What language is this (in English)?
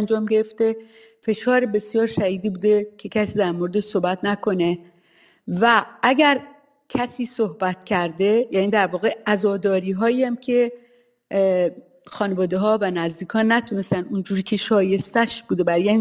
Persian